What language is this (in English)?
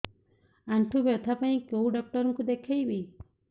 Odia